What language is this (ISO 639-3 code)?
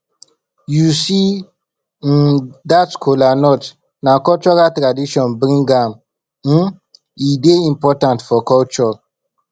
pcm